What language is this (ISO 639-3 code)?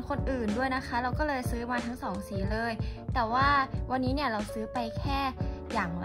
tha